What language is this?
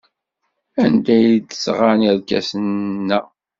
Kabyle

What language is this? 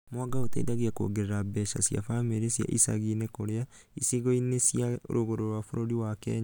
Kikuyu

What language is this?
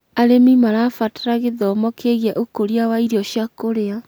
Kikuyu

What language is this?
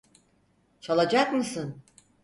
Turkish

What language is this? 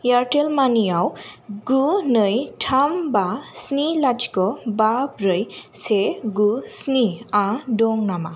Bodo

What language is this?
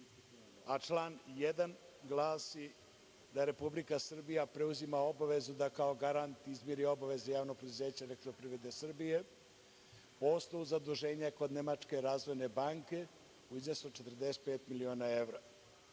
Serbian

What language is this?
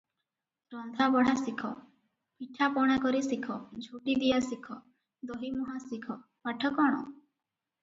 Odia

